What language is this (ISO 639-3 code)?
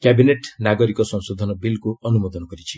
ori